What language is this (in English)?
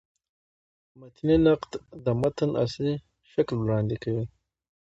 Pashto